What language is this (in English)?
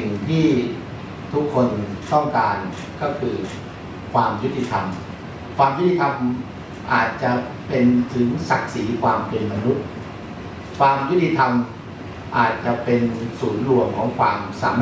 Thai